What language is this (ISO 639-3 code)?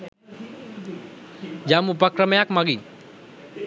sin